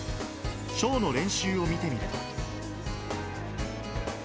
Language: Japanese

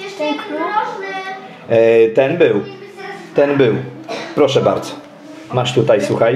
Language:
Polish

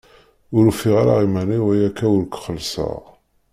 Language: Kabyle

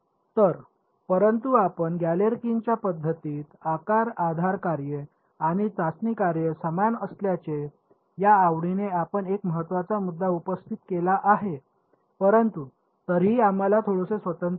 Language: Marathi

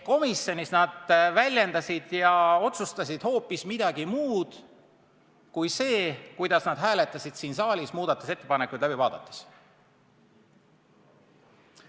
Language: Estonian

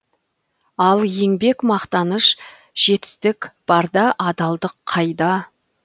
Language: Kazakh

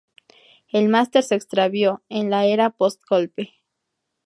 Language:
Spanish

